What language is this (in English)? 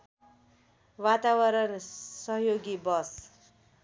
Nepali